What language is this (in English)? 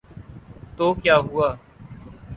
Urdu